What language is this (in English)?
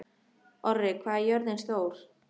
Icelandic